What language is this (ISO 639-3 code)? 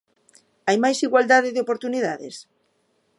glg